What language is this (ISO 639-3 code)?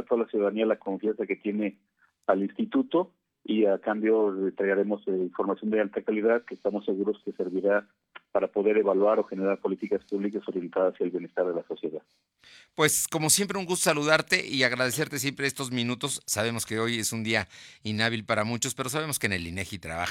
spa